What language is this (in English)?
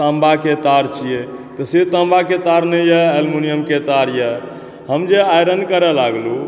Maithili